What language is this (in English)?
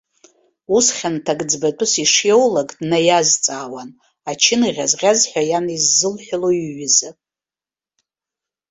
Abkhazian